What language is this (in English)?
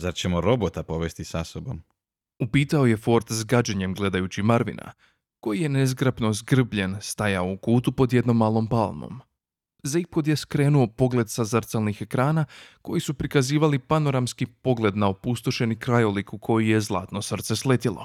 Croatian